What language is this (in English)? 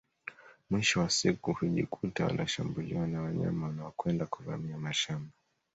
Swahili